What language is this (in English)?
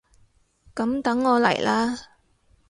Cantonese